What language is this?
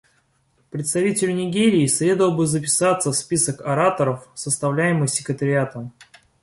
Russian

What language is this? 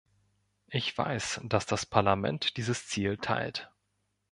German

